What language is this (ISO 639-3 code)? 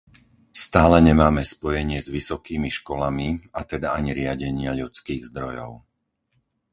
slk